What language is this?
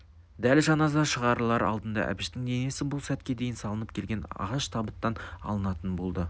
Kazakh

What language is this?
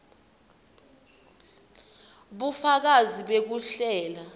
Swati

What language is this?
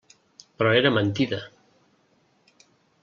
Catalan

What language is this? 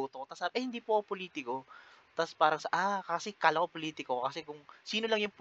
Filipino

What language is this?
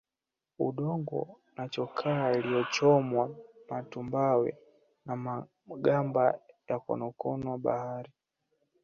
Swahili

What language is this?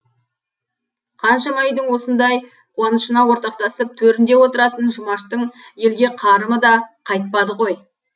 Kazakh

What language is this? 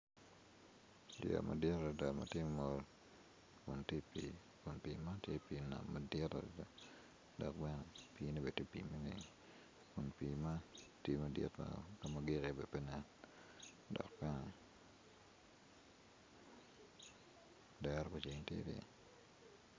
Acoli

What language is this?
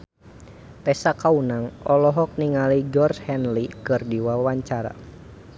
Sundanese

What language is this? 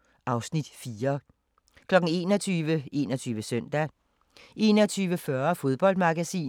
Danish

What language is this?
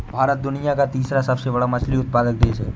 Hindi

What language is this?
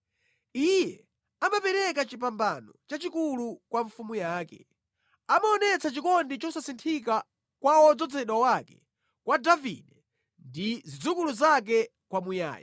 Nyanja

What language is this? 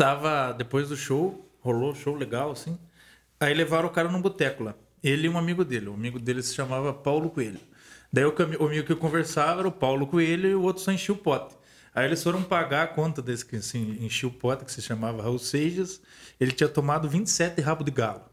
Portuguese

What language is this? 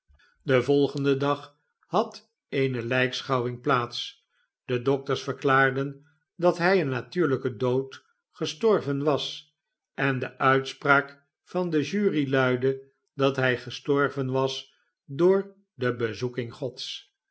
Dutch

